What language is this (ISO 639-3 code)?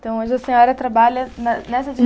por